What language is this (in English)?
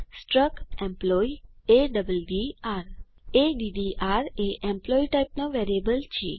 Gujarati